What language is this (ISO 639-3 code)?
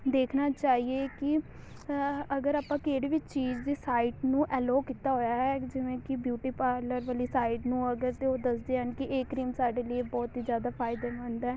pan